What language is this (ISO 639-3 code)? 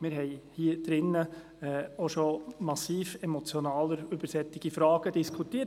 gsw